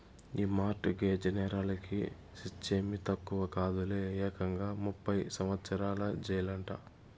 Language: Telugu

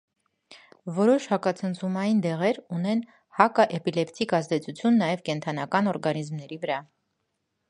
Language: Armenian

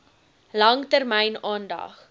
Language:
Afrikaans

